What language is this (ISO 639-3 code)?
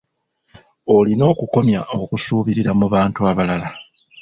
lug